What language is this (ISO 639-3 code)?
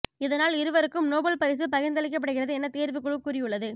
tam